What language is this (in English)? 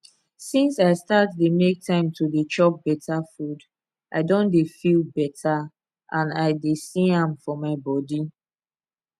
Nigerian Pidgin